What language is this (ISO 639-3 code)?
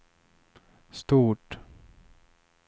swe